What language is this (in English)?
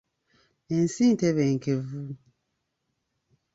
Ganda